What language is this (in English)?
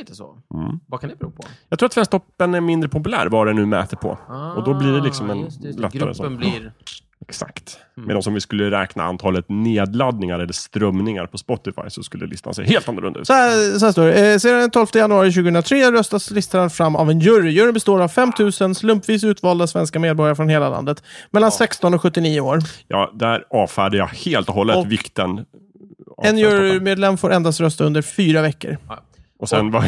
Swedish